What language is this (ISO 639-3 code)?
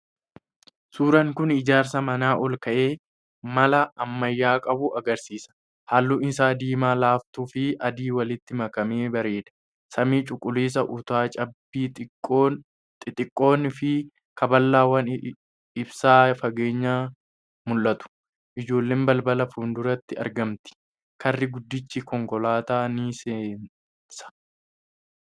orm